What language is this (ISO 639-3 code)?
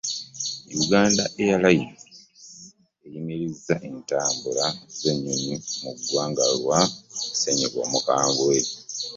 lug